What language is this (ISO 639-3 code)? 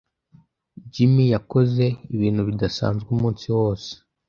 kin